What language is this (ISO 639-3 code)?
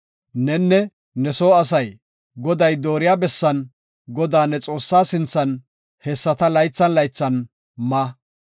gof